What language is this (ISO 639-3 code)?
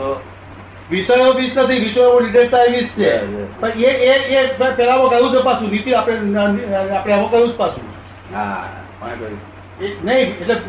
guj